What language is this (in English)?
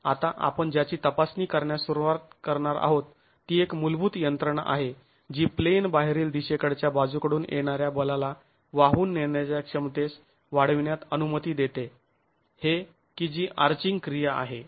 Marathi